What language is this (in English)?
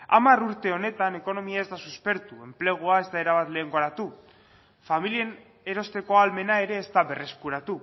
Basque